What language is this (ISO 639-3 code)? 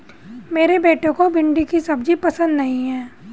hin